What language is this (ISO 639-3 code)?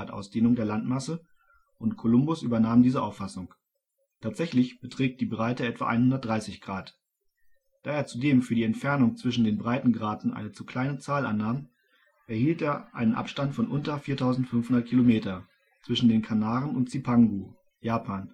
deu